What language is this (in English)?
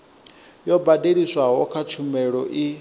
Venda